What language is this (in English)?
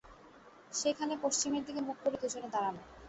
Bangla